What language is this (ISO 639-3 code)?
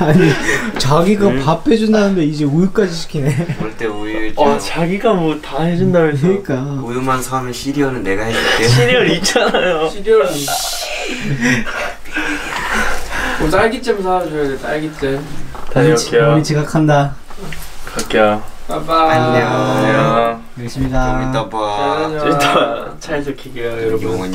kor